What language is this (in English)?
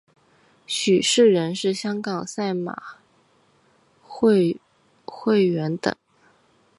Chinese